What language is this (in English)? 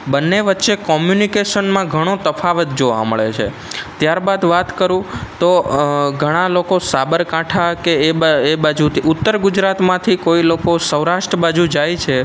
Gujarati